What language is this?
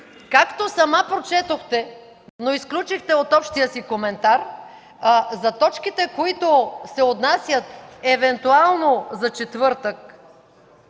Bulgarian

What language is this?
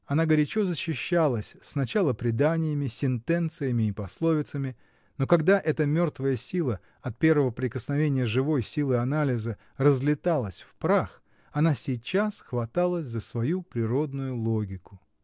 Russian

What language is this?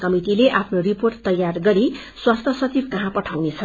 Nepali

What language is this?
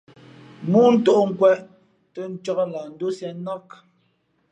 Fe'fe'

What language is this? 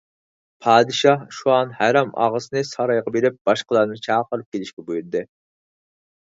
Uyghur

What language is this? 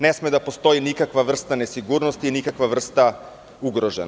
Serbian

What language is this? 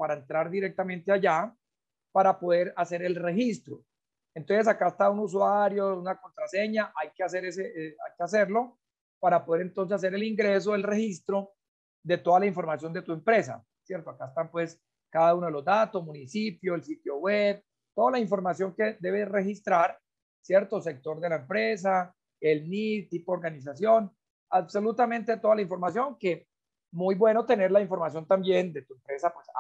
Spanish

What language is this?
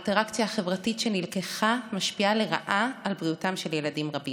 Hebrew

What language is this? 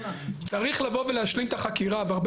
Hebrew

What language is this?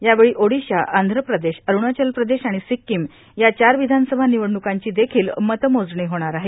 Marathi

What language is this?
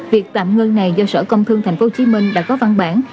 Vietnamese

